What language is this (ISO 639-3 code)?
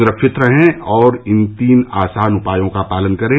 hin